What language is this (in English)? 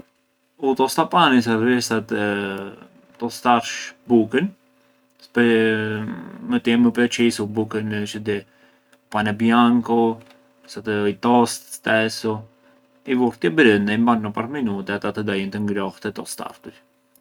Arbëreshë Albanian